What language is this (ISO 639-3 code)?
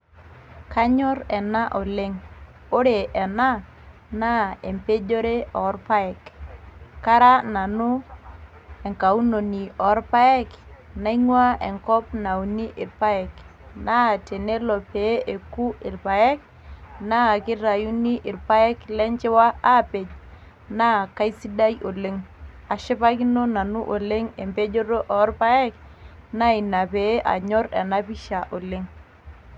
mas